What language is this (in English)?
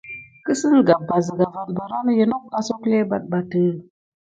Gidar